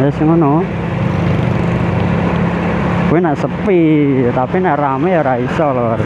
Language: Indonesian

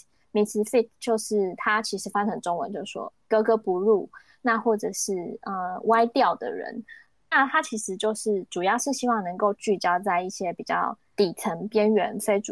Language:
Chinese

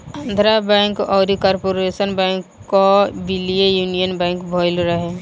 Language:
Bhojpuri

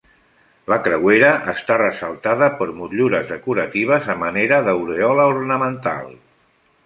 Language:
Catalan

